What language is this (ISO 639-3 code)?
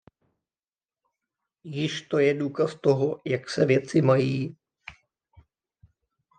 ces